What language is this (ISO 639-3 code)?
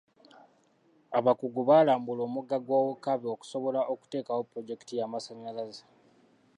lug